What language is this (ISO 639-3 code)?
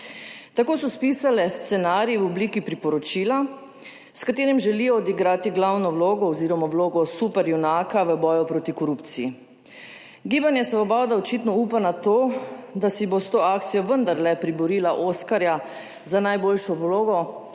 slv